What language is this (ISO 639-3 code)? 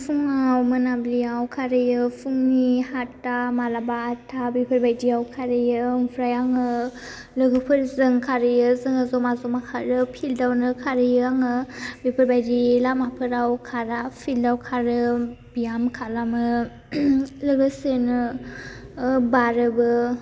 brx